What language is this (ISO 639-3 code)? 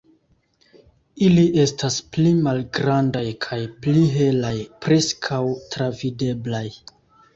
epo